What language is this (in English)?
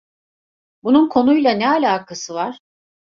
Turkish